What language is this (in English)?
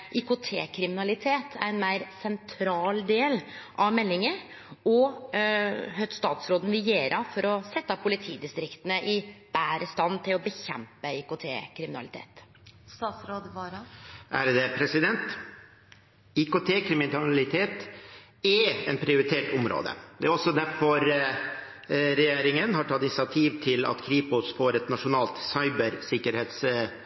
Norwegian